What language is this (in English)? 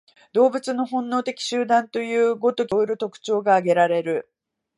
Japanese